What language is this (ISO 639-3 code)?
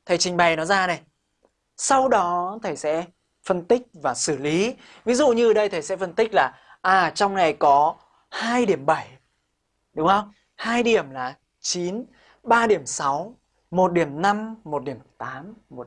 vie